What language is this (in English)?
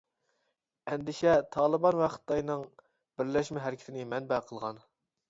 Uyghur